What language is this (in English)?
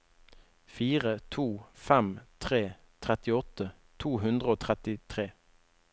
Norwegian